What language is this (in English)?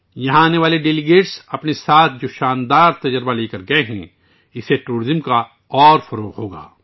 Urdu